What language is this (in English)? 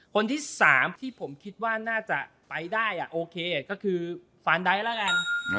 Thai